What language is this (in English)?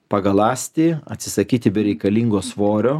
Lithuanian